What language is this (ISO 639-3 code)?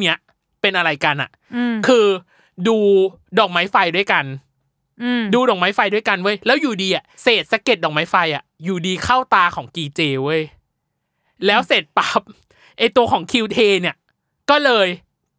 tha